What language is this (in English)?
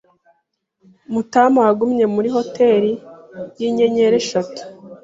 Kinyarwanda